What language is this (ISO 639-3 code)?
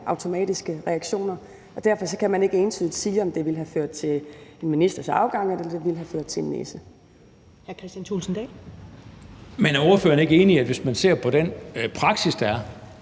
dan